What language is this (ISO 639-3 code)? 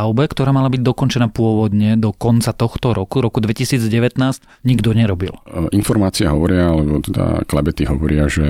slk